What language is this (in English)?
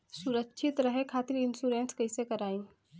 Bhojpuri